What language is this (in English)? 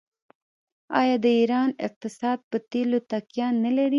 Pashto